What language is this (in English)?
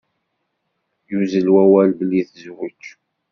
Kabyle